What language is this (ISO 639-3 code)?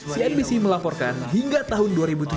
ind